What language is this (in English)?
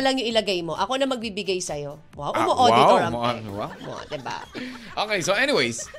Filipino